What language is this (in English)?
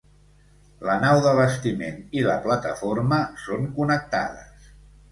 Catalan